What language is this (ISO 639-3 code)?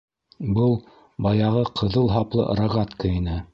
bak